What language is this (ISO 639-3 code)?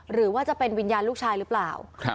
tha